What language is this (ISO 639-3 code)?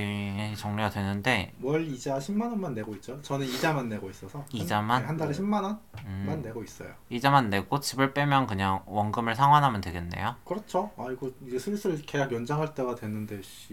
kor